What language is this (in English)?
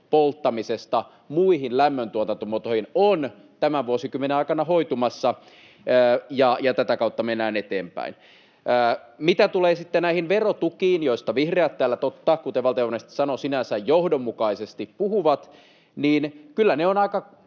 Finnish